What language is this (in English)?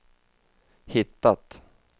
Swedish